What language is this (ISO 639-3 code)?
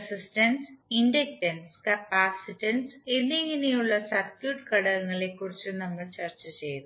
mal